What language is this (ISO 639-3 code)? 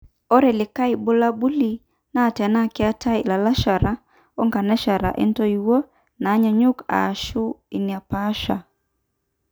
mas